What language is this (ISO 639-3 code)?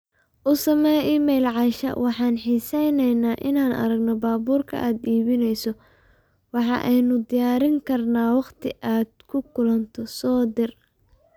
som